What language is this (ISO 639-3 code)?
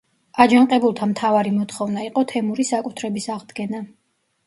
kat